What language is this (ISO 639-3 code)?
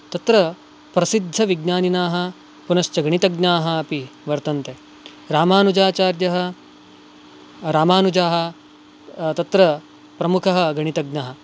san